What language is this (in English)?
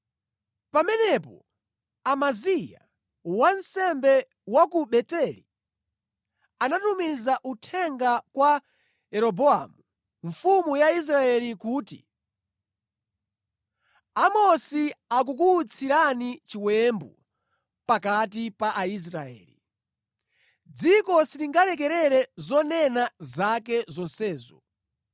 Nyanja